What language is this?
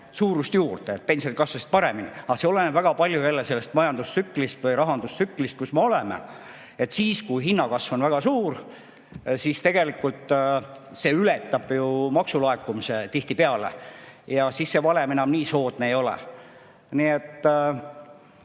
Estonian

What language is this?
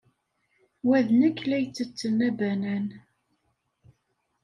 Kabyle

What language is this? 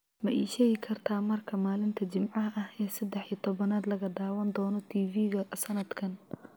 Somali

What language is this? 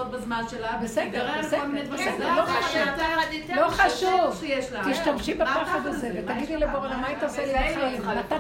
Hebrew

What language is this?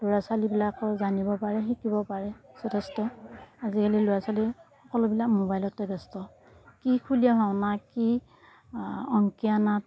Assamese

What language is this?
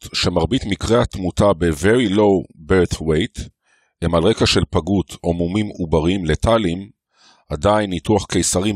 Hebrew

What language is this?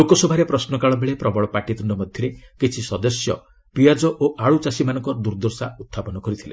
Odia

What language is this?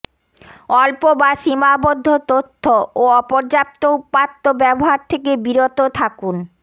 Bangla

